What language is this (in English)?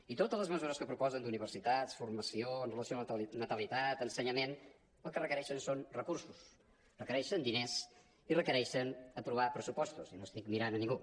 Catalan